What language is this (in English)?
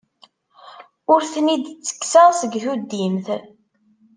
Kabyle